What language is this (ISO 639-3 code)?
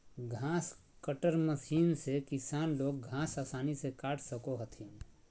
mag